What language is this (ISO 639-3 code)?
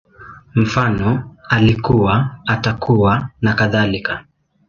swa